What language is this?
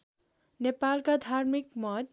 Nepali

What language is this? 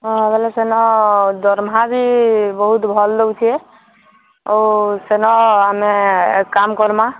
Odia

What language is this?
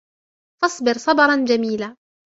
Arabic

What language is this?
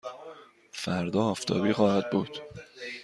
Persian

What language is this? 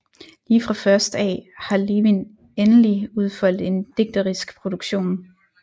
Danish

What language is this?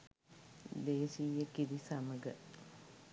Sinhala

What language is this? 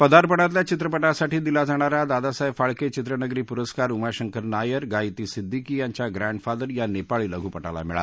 Marathi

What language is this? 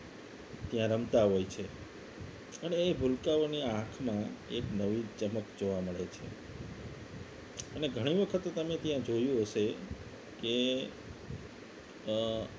Gujarati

